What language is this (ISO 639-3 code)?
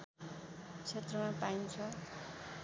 nep